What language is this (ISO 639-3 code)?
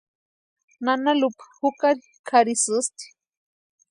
pua